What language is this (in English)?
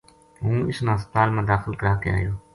Gujari